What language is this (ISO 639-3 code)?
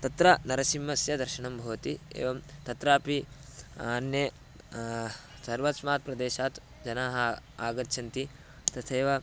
san